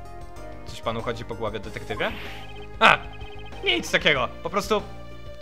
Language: Polish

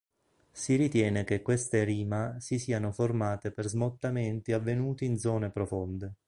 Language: Italian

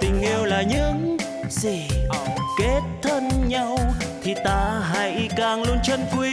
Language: Vietnamese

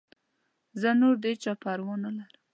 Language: Pashto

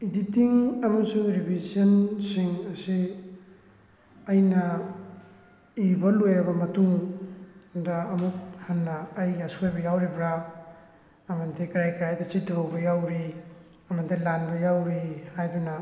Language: Manipuri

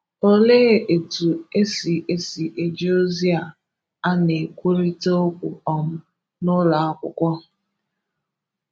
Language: Igbo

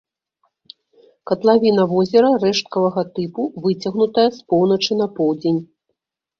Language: Belarusian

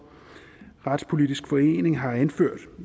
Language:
Danish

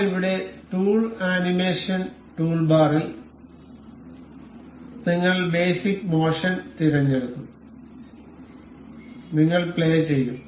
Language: Malayalam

